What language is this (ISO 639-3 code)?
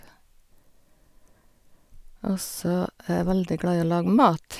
nor